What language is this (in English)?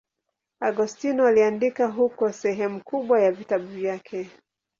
Swahili